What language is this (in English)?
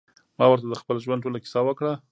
Pashto